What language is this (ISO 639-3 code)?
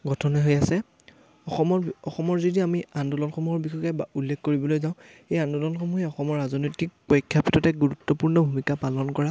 asm